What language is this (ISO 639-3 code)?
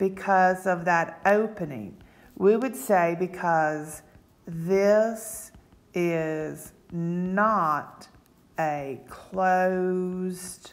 eng